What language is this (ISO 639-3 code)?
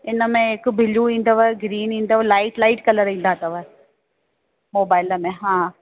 snd